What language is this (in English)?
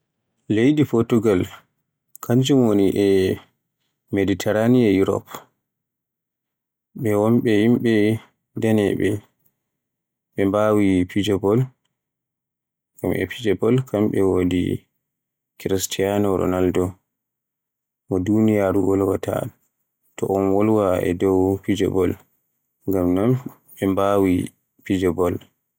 Borgu Fulfulde